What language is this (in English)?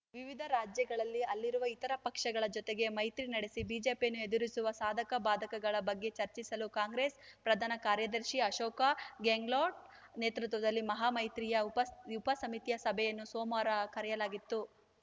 Kannada